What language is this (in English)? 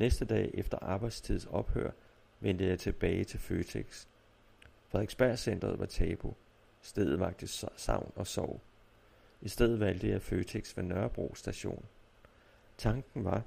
Danish